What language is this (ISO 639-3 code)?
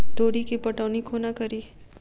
mai